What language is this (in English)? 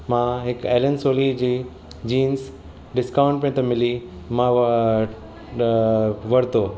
Sindhi